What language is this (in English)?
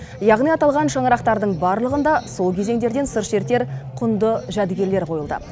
Kazakh